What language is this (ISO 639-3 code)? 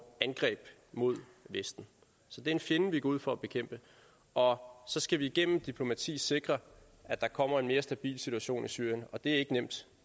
dan